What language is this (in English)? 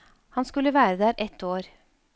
Norwegian